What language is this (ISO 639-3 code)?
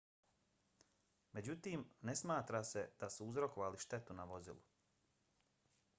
bos